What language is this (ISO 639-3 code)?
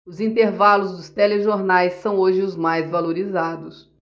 por